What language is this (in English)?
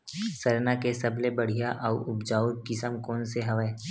Chhattisgarhi